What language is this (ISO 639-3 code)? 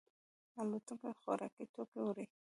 pus